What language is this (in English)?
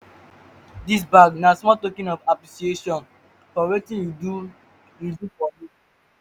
Nigerian Pidgin